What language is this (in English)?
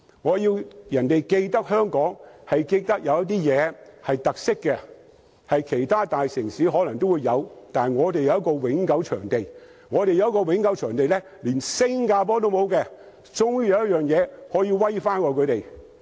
Cantonese